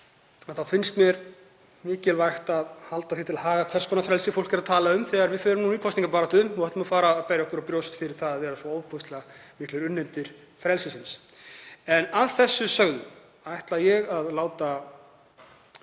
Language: Icelandic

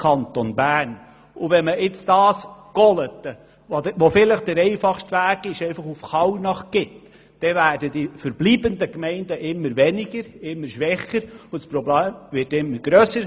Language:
Swiss German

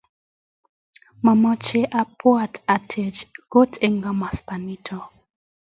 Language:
Kalenjin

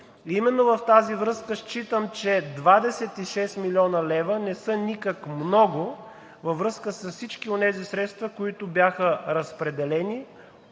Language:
Bulgarian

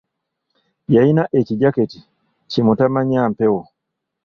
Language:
Ganda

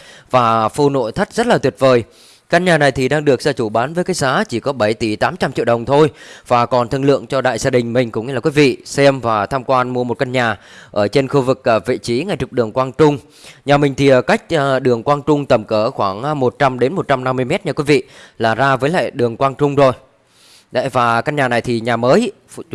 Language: Vietnamese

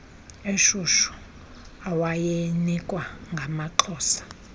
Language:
Xhosa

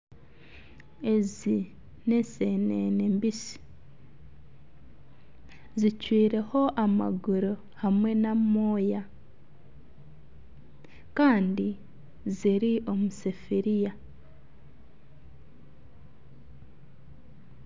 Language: Nyankole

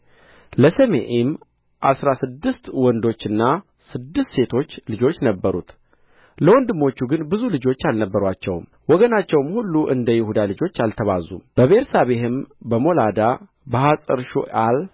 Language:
Amharic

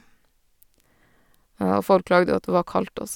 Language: Norwegian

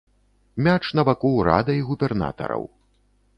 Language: Belarusian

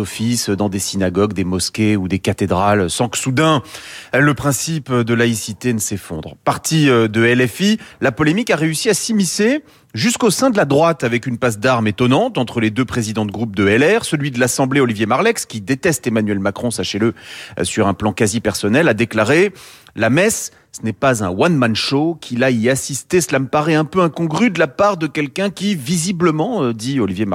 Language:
French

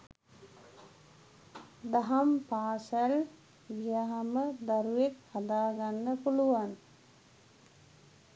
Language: Sinhala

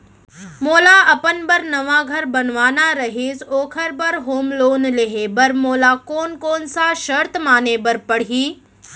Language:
Chhattisgarhi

